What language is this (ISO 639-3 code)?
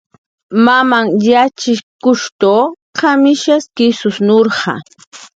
jqr